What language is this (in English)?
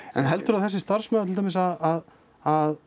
Icelandic